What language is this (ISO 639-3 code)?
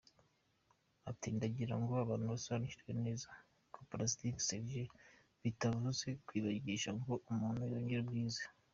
kin